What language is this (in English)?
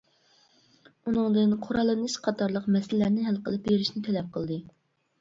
Uyghur